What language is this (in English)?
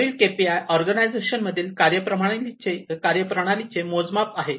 Marathi